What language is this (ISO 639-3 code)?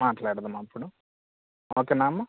tel